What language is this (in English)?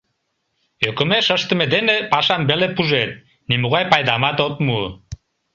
Mari